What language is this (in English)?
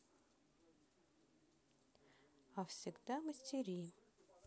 Russian